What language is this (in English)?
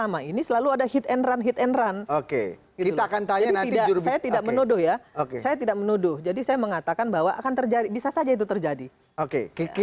Indonesian